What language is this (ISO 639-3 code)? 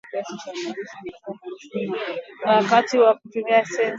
swa